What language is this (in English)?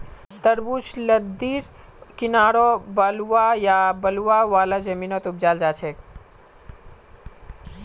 Magahi